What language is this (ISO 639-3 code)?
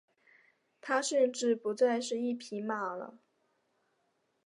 zho